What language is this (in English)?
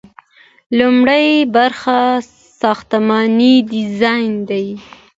Pashto